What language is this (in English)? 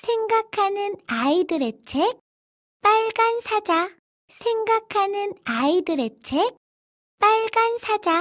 Korean